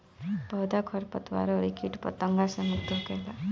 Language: Bhojpuri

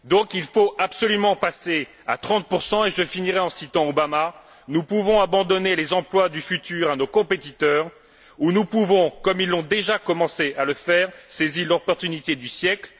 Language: French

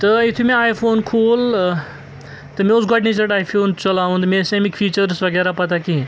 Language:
Kashmiri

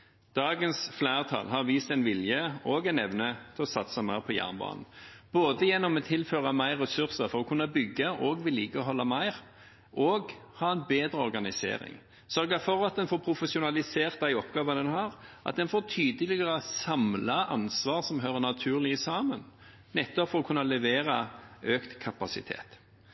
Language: Norwegian Bokmål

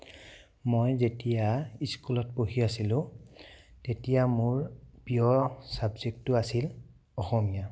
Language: Assamese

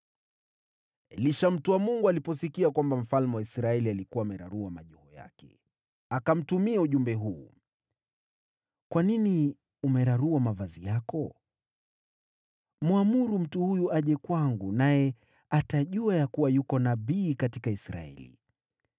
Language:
Swahili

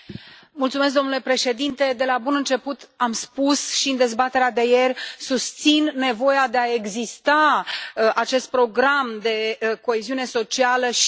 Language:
Romanian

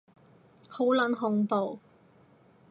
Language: Cantonese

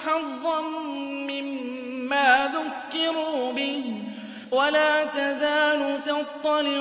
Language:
Arabic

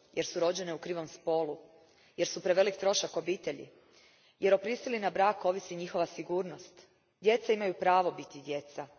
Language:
Croatian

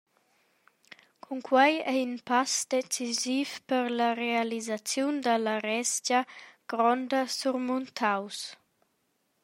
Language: Romansh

